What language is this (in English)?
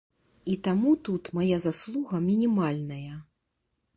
Belarusian